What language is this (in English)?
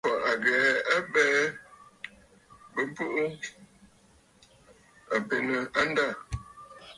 Bafut